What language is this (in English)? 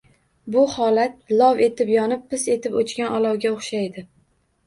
Uzbek